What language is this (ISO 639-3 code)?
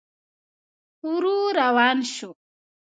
pus